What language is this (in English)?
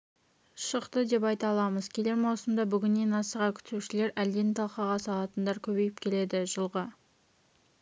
Kazakh